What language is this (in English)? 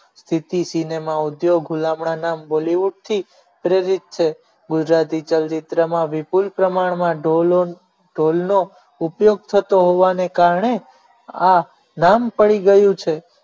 Gujarati